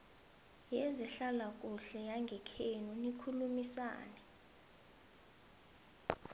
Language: South Ndebele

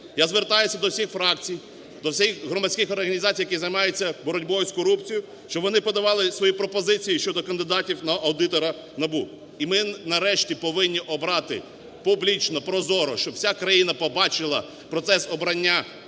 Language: Ukrainian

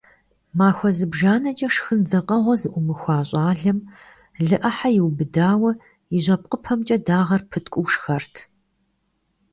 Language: Kabardian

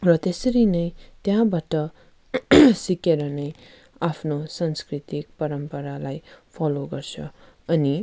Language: Nepali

